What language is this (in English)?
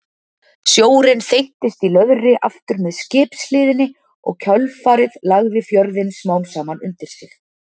Icelandic